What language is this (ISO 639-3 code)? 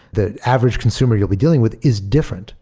eng